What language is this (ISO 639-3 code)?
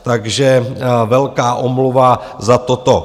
ces